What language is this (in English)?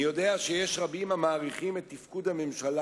Hebrew